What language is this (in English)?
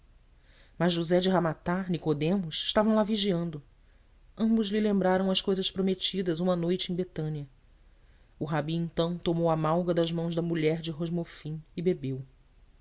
Portuguese